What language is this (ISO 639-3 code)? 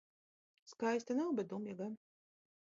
lav